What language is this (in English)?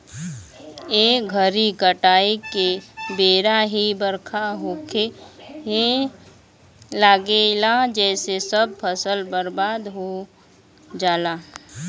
Bhojpuri